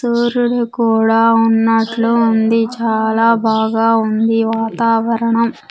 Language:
Telugu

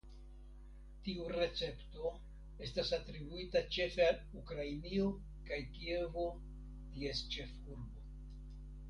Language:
Esperanto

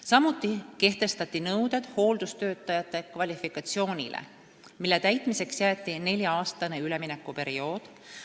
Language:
Estonian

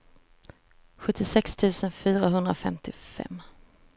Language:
Swedish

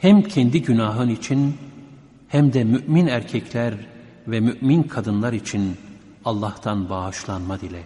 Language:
Turkish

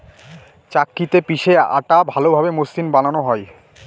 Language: Bangla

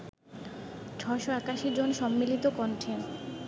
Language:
Bangla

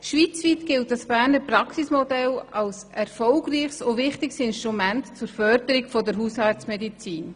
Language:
Swiss German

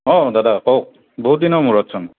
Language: Assamese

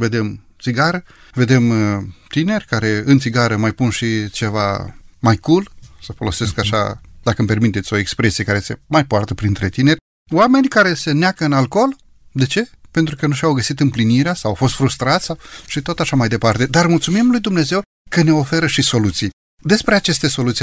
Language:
Romanian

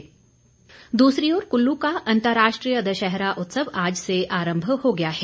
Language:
Hindi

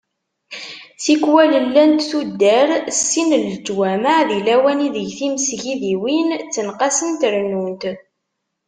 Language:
Kabyle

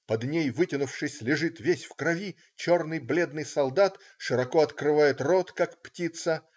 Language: Russian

